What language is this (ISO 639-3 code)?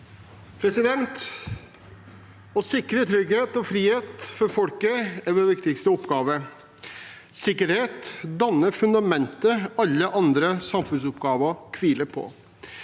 nor